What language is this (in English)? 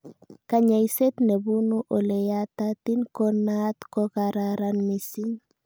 Kalenjin